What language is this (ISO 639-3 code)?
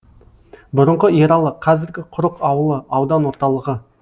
kaz